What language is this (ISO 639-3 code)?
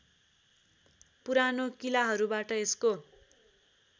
nep